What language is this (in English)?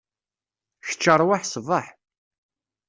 Kabyle